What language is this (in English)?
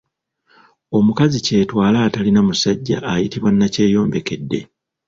Ganda